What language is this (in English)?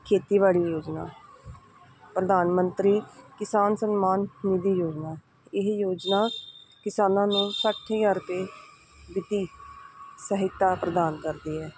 Punjabi